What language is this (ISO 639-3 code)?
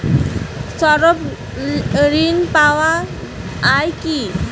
ben